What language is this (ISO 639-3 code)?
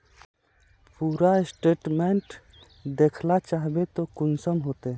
mag